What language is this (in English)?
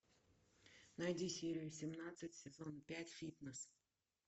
Russian